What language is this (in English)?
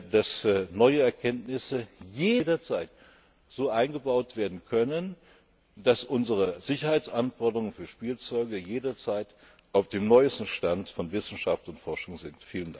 German